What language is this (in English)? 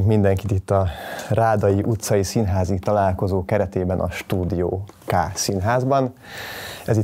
Hungarian